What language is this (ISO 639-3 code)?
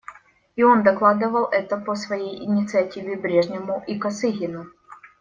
rus